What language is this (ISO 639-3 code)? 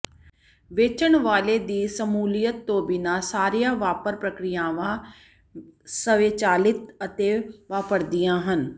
pan